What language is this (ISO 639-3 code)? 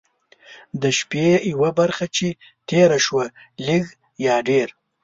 pus